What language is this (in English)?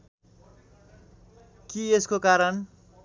Nepali